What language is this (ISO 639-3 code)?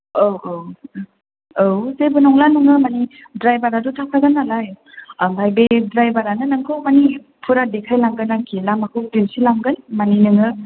brx